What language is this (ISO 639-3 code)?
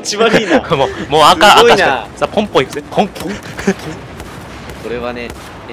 jpn